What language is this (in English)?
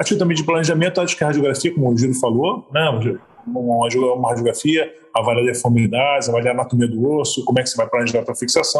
Portuguese